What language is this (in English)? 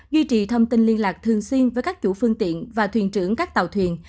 Vietnamese